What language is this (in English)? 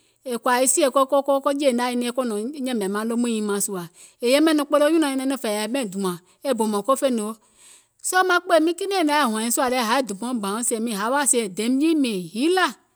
Gola